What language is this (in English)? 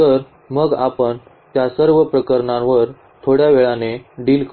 Marathi